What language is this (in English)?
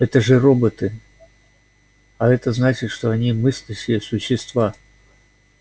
Russian